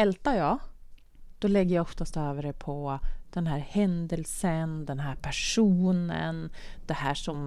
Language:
Swedish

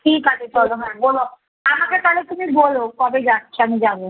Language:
Bangla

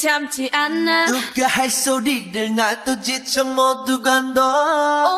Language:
Korean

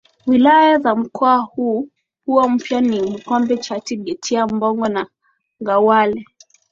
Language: Swahili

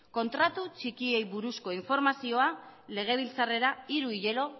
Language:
Basque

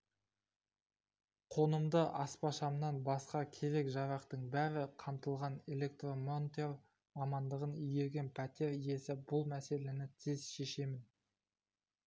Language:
Kazakh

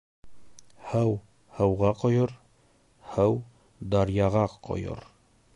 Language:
Bashkir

